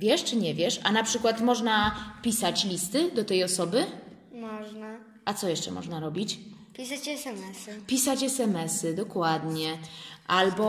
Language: Polish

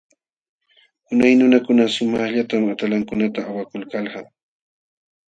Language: Jauja Wanca Quechua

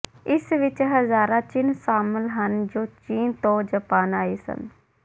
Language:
Punjabi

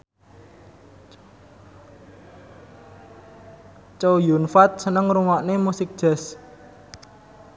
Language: Javanese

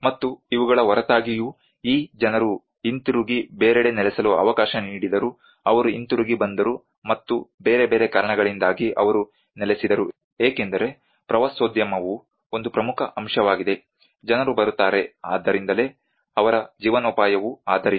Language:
Kannada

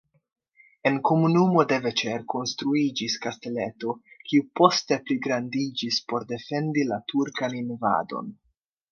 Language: Esperanto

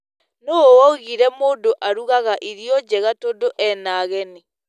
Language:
Kikuyu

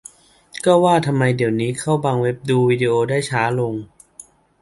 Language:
Thai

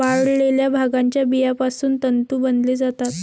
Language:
Marathi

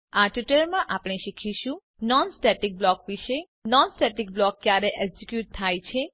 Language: Gujarati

